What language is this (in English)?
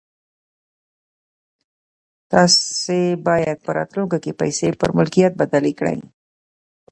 Pashto